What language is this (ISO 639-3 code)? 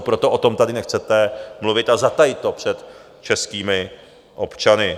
ces